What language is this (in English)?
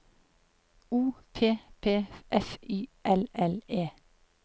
Norwegian